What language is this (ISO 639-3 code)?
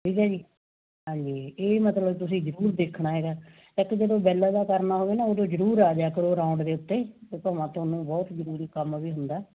pan